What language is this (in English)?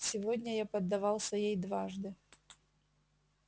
Russian